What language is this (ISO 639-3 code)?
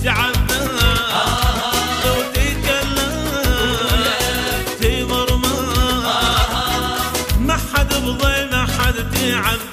ara